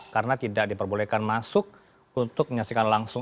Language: Indonesian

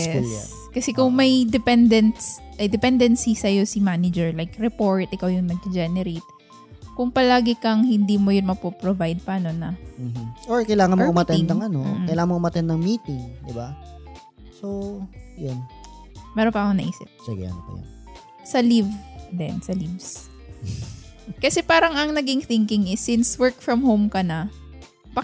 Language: Filipino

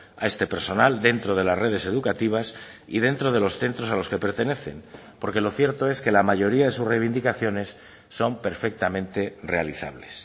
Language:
Spanish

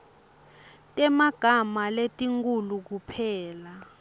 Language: Swati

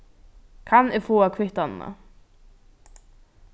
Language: Faroese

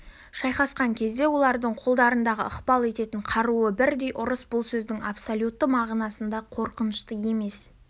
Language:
Kazakh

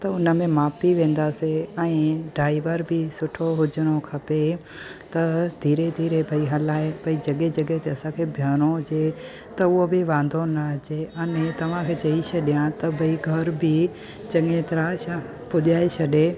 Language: Sindhi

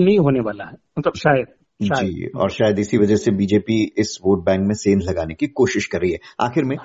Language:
Hindi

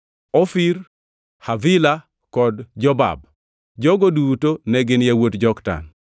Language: Luo (Kenya and Tanzania)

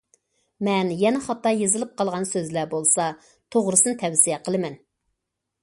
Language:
Uyghur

